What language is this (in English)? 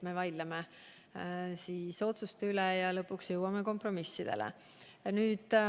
Estonian